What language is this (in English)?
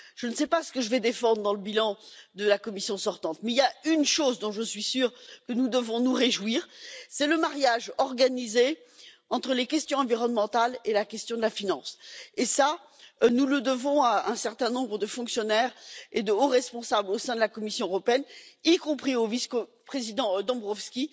French